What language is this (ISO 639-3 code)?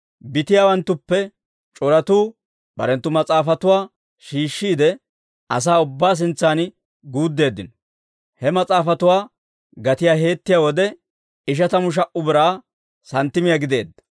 dwr